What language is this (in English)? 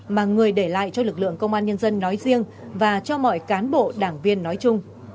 Vietnamese